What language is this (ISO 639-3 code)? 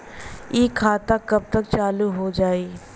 bho